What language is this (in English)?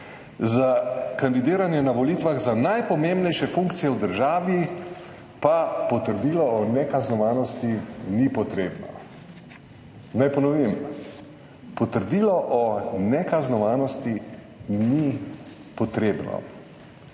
Slovenian